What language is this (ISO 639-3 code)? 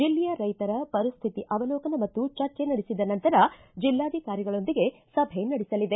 kan